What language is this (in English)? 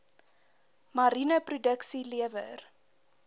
Afrikaans